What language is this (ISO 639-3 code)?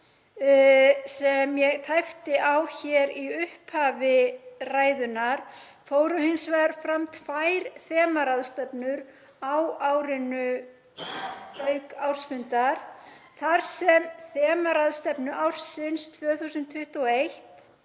isl